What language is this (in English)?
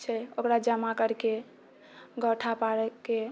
Maithili